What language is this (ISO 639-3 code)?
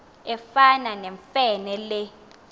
xho